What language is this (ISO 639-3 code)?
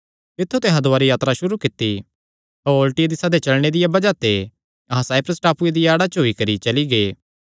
xnr